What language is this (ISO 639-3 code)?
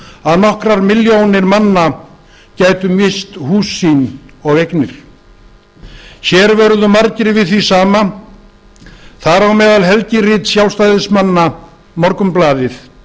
isl